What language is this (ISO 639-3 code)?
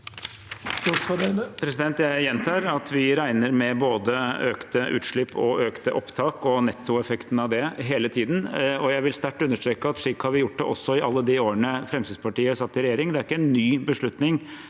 nor